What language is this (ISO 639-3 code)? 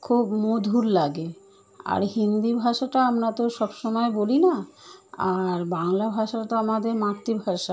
ben